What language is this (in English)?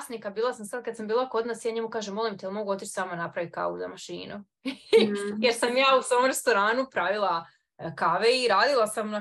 Croatian